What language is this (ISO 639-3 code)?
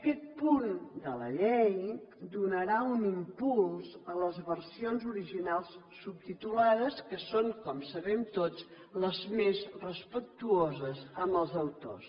cat